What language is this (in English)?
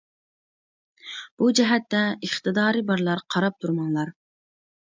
Uyghur